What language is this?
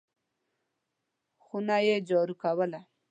Pashto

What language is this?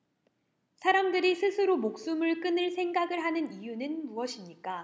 Korean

